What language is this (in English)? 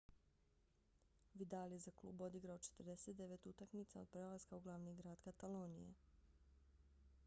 Bosnian